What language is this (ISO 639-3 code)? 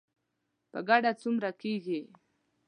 pus